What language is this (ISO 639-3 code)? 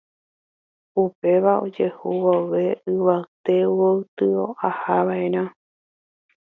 grn